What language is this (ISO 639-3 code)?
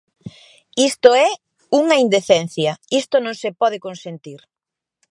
glg